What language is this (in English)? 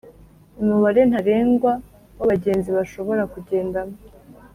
Kinyarwanda